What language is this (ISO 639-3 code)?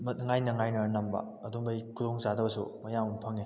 mni